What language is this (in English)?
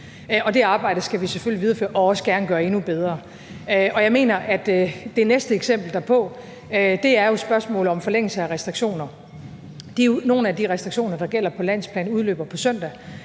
Danish